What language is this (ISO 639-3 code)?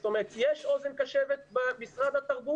heb